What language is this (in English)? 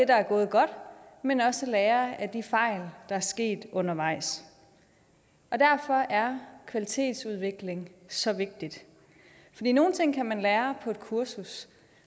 Danish